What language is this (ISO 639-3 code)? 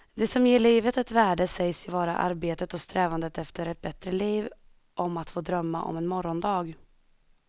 swe